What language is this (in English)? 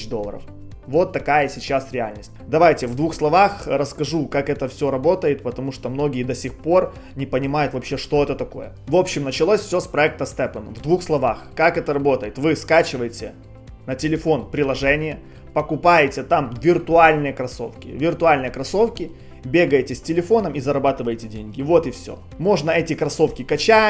Russian